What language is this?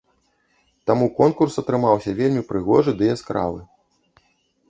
Belarusian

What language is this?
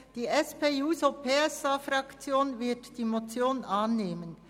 Swiss German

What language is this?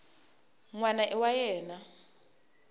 Tsonga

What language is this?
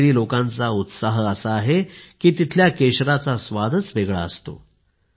Marathi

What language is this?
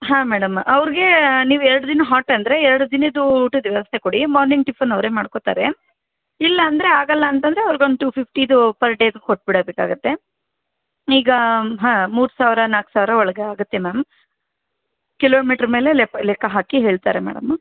Kannada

